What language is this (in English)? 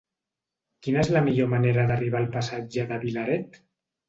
Catalan